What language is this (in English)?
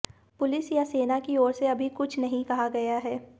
Hindi